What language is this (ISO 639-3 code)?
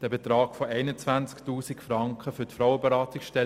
gsw